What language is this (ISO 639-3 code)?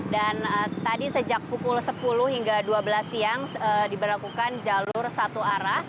ind